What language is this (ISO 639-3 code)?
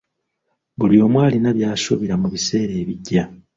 lug